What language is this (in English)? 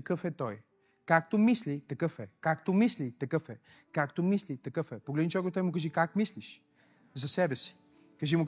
Bulgarian